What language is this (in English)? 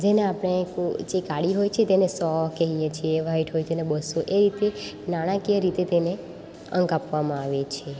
Gujarati